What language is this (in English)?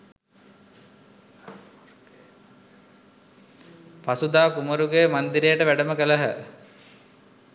Sinhala